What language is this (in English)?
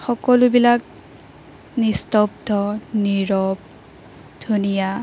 Assamese